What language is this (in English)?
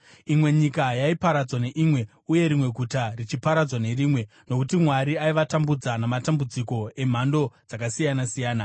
Shona